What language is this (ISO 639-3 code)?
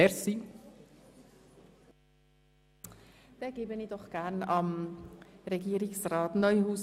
gsw